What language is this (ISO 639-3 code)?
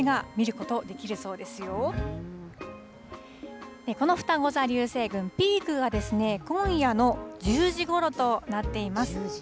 jpn